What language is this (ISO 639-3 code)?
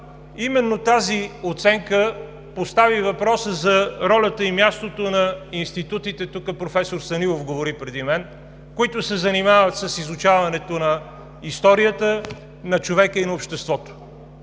bul